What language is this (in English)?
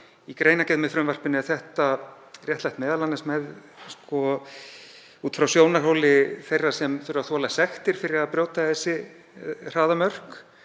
Icelandic